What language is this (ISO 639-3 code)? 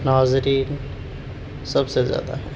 urd